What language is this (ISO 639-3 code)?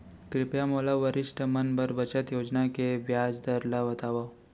hne